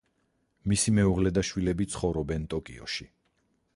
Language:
Georgian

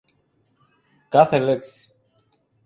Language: Greek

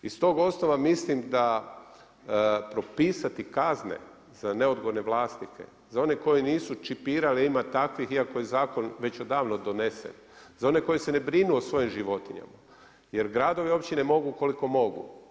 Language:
Croatian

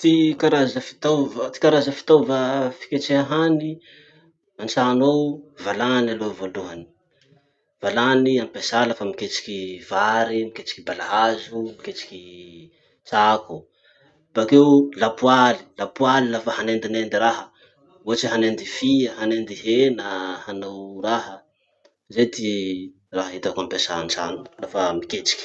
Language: Masikoro Malagasy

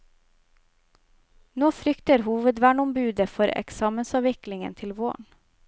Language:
Norwegian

